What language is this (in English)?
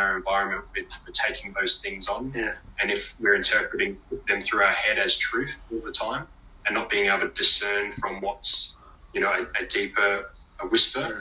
English